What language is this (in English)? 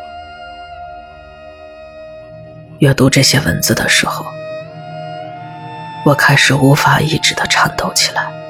Chinese